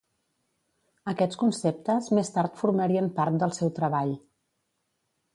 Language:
Catalan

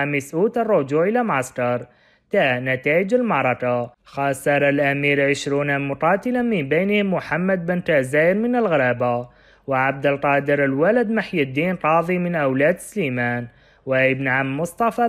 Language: Arabic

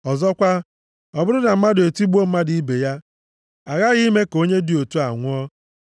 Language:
Igbo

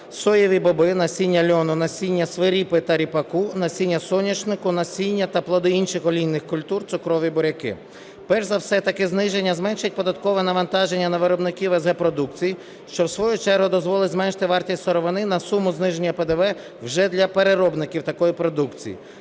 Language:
Ukrainian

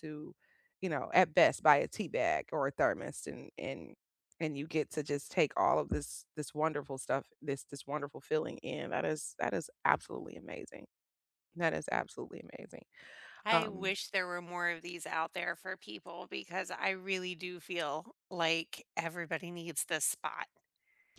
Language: English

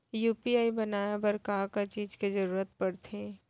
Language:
Chhattisgarhi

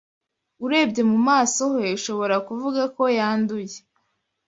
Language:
Kinyarwanda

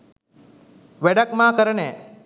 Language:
Sinhala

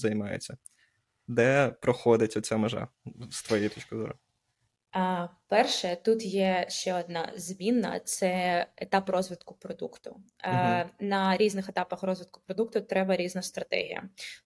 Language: Ukrainian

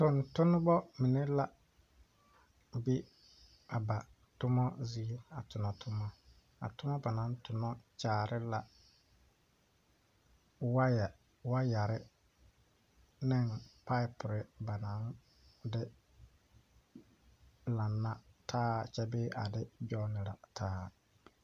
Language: Southern Dagaare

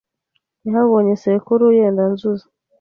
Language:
Kinyarwanda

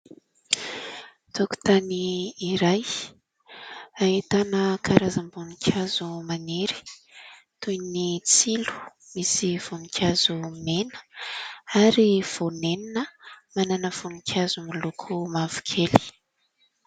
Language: Malagasy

